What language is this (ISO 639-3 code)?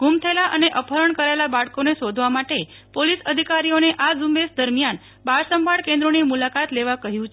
guj